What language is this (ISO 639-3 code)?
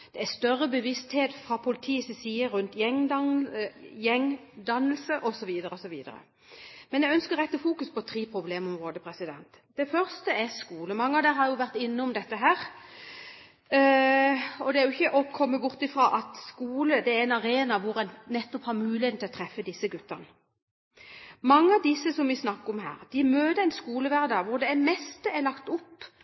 nob